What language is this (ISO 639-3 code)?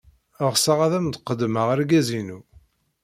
kab